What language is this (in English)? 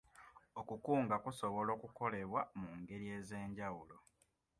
Ganda